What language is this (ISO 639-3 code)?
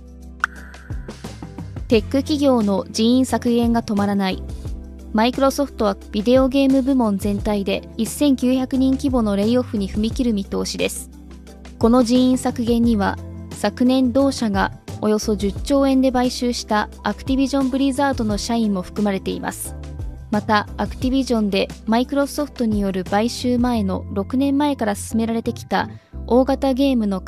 jpn